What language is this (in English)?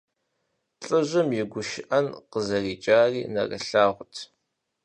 Kabardian